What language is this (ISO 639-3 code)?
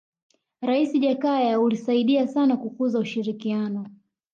swa